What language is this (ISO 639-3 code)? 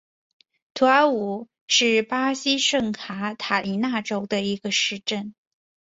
zho